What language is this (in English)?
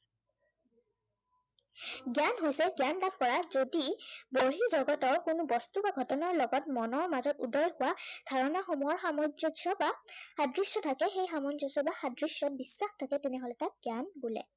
Assamese